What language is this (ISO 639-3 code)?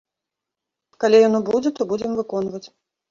bel